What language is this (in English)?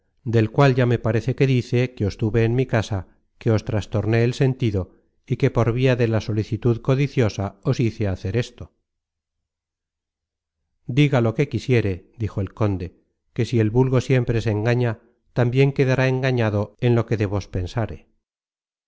Spanish